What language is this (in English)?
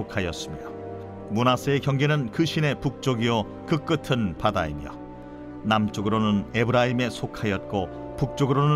Korean